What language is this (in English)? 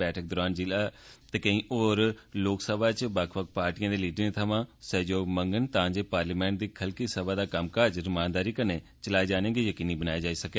Dogri